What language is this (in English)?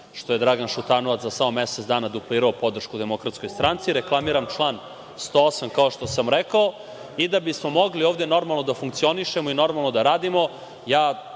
Serbian